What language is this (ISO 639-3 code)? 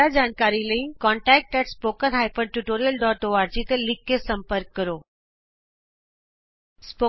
pan